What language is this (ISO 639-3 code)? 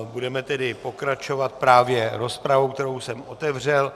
ces